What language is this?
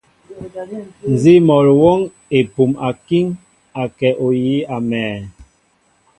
Mbo (Cameroon)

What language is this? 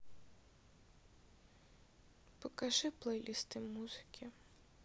Russian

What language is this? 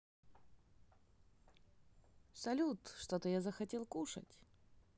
Russian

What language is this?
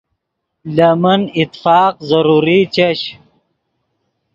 Yidgha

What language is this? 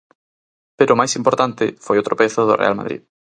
Galician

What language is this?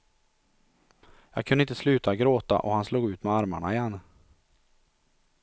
Swedish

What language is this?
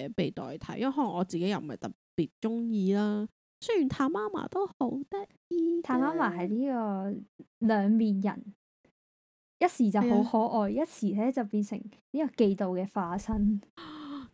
Chinese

